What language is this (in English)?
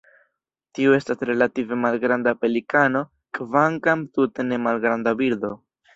Esperanto